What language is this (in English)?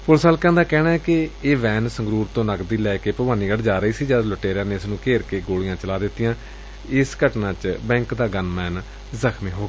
Punjabi